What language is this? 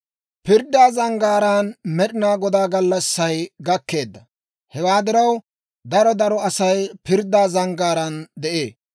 Dawro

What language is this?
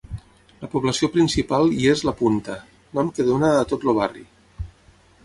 Catalan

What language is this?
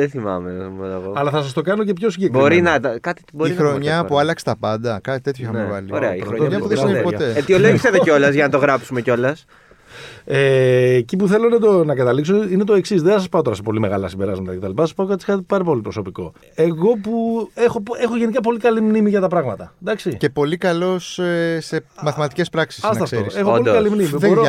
Greek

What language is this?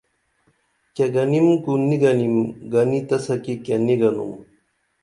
Dameli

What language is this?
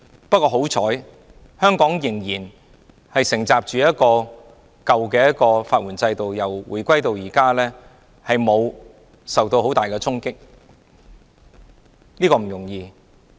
Cantonese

